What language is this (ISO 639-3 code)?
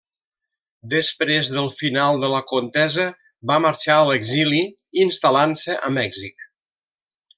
cat